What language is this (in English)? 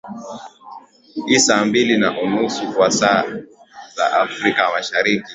Swahili